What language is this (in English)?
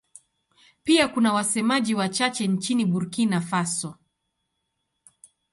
Swahili